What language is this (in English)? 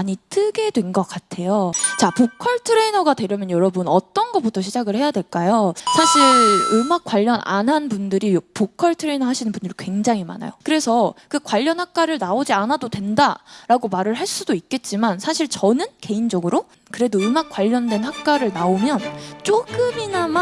Korean